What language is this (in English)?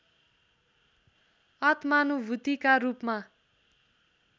Nepali